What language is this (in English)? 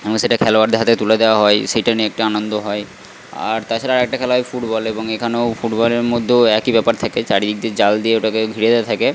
Bangla